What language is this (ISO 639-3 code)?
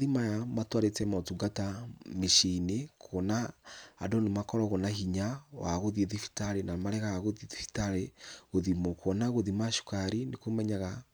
kik